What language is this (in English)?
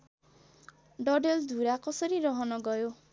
Nepali